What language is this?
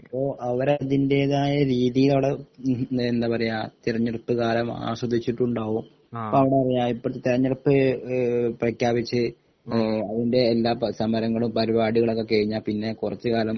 Malayalam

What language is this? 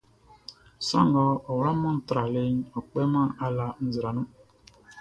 Baoulé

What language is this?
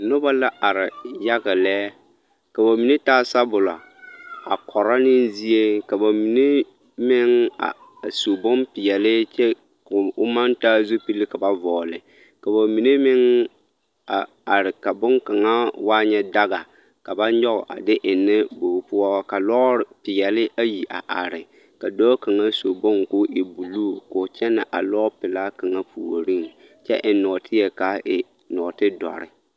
Southern Dagaare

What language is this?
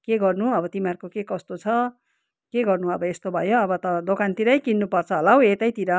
Nepali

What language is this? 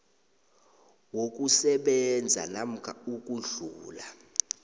South Ndebele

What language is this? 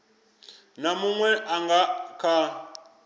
Venda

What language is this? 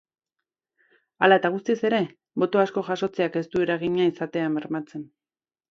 Basque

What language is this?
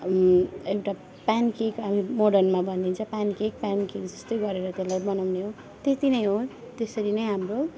Nepali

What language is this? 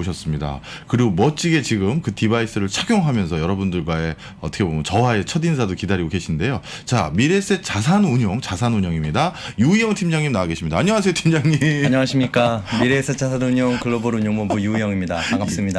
Korean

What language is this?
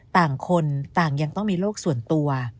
Thai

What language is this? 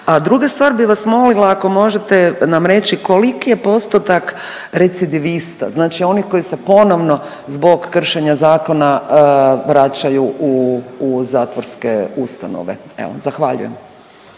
Croatian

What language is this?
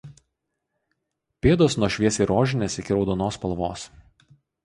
Lithuanian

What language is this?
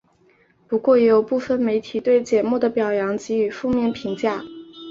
Chinese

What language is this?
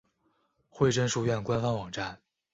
Chinese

